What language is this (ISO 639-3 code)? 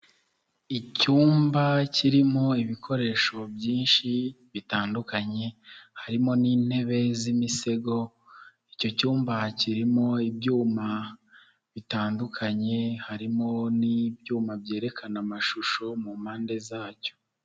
kin